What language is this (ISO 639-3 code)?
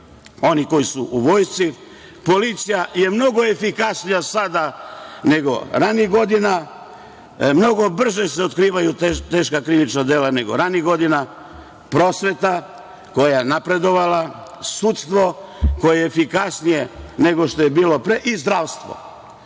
srp